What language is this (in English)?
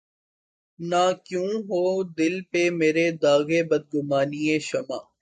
Urdu